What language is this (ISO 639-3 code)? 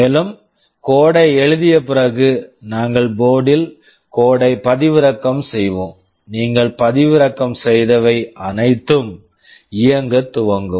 tam